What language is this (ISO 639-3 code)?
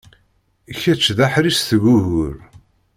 kab